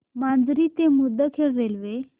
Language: Marathi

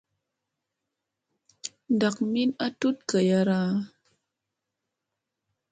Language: Musey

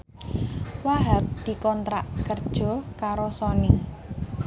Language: Javanese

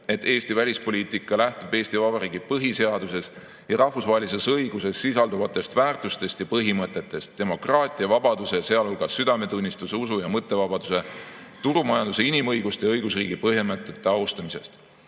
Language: Estonian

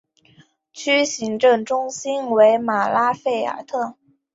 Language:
Chinese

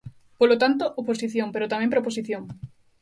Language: Galician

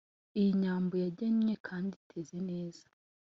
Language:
Kinyarwanda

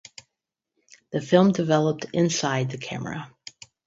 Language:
English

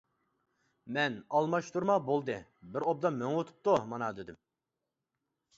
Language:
Uyghur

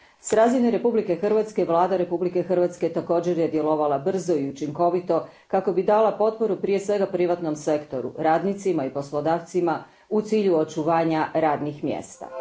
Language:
Croatian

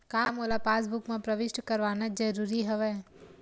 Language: Chhattisgarhi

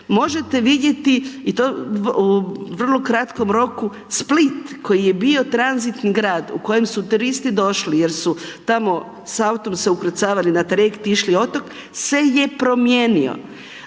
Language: Croatian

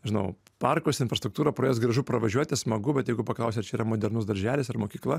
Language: Lithuanian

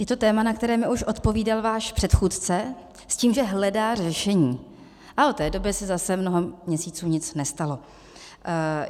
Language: Czech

